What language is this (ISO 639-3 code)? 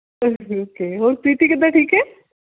pan